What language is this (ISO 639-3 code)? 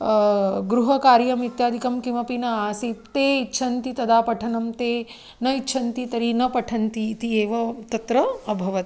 san